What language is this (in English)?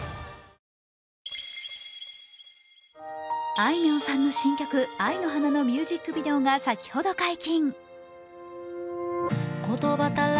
Japanese